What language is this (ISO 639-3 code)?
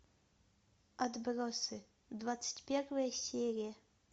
rus